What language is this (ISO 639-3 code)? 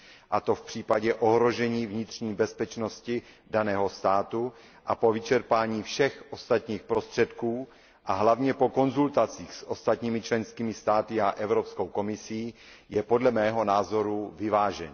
ces